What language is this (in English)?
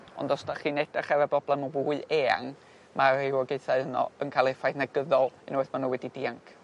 Welsh